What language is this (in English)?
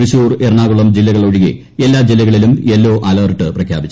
Malayalam